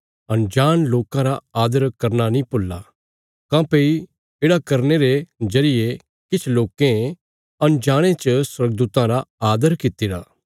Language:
Bilaspuri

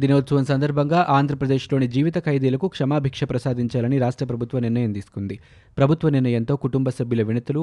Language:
Telugu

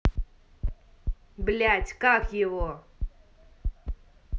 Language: Russian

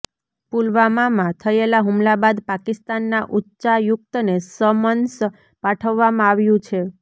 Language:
Gujarati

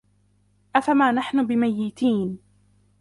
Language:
Arabic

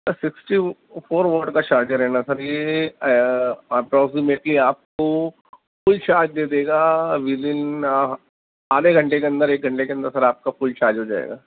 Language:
Urdu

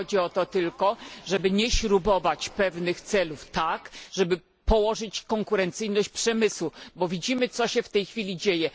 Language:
Polish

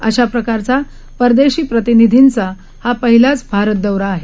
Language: Marathi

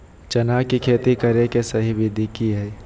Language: Magahi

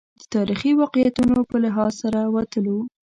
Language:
Pashto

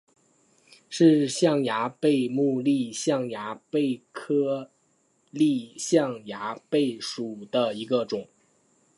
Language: Chinese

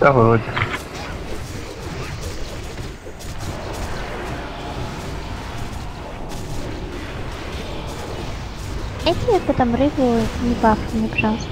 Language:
Russian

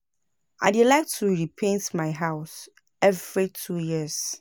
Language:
Nigerian Pidgin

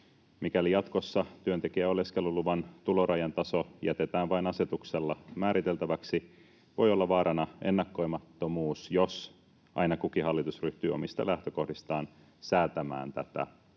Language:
Finnish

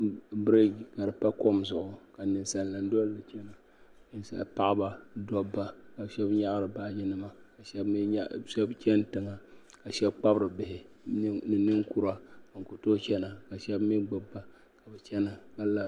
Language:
Dagbani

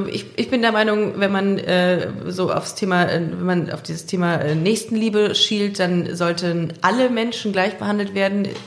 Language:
German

